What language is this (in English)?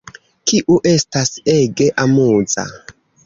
Esperanto